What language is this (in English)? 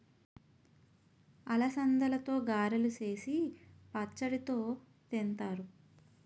Telugu